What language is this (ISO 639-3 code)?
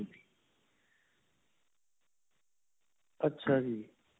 pan